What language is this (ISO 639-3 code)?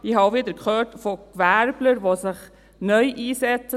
gsw